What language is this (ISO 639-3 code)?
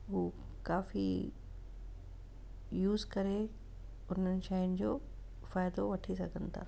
snd